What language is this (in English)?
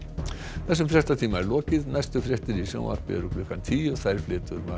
Icelandic